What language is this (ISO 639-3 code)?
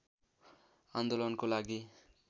nep